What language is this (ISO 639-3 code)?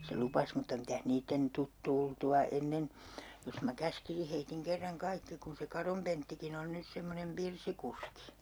fin